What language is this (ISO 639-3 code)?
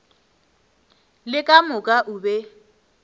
nso